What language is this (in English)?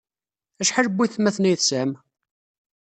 Kabyle